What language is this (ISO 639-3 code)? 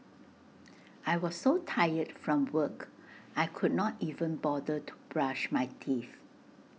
eng